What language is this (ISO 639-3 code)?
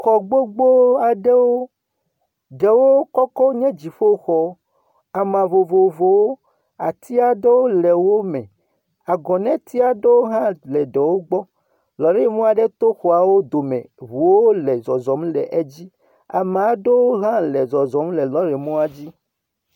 ewe